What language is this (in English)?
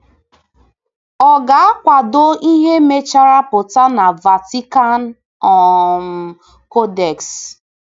Igbo